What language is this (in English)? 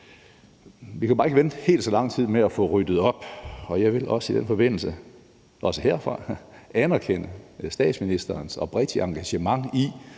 Danish